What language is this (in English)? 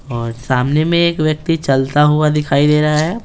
Hindi